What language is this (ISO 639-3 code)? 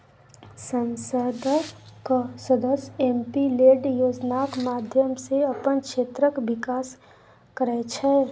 mai